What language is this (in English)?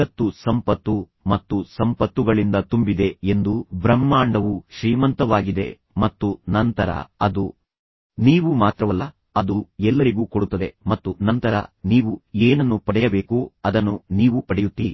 Kannada